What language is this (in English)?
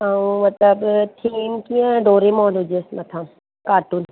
Sindhi